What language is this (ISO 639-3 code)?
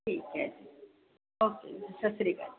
pan